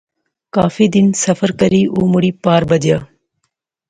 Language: Pahari-Potwari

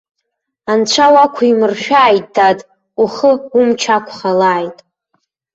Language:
Abkhazian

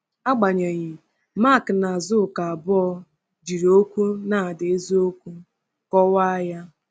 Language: Igbo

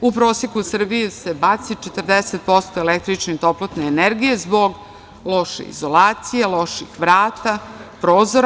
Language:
Serbian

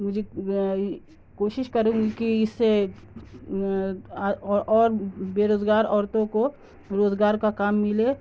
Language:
Urdu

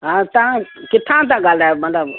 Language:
Sindhi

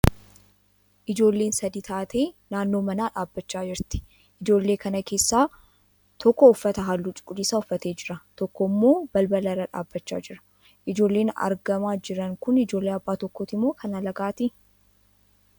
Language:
Oromo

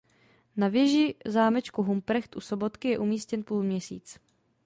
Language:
Czech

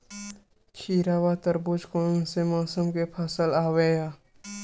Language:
Chhattisgarhi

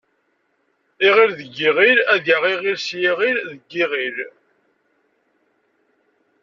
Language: Kabyle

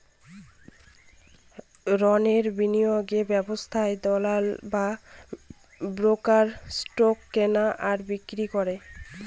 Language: Bangla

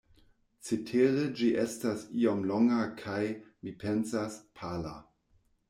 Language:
Esperanto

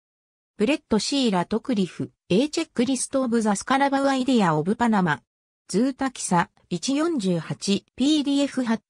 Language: Japanese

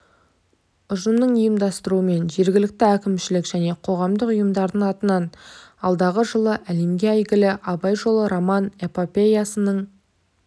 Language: Kazakh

